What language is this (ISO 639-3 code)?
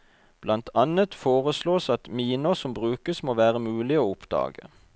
nor